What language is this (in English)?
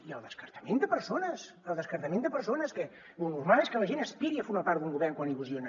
Catalan